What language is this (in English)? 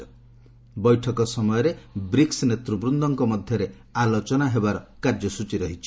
Odia